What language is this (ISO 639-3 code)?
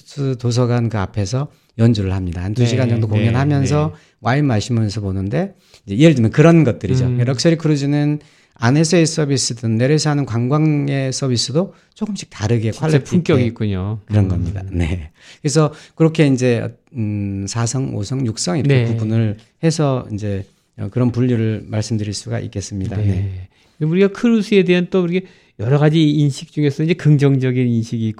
kor